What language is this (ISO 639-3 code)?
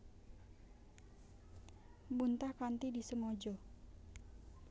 jav